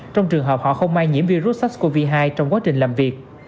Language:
Vietnamese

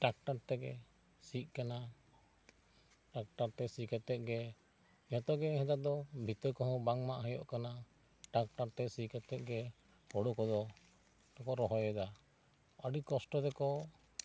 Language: Santali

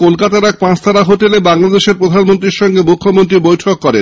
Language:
Bangla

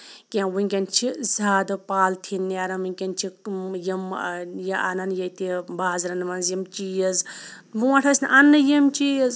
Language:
Kashmiri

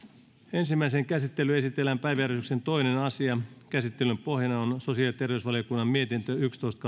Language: Finnish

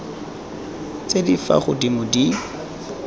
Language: Tswana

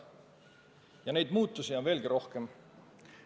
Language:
Estonian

